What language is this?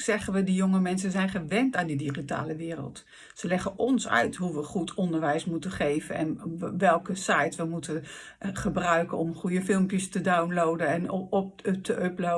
Dutch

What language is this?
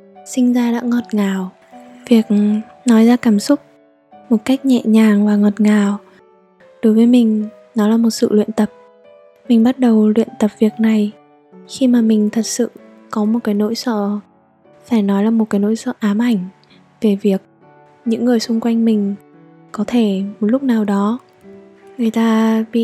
Vietnamese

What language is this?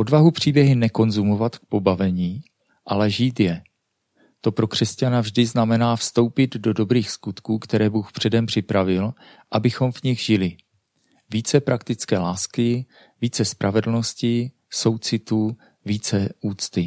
Czech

